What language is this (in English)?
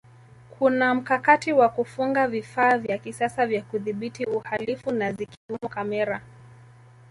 Swahili